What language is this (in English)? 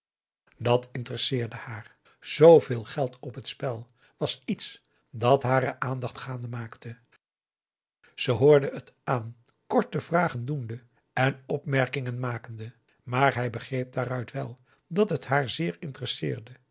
Dutch